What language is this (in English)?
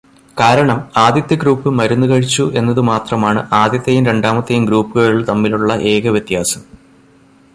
Malayalam